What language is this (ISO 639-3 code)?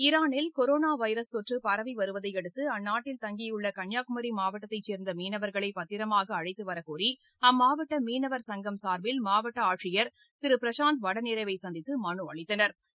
tam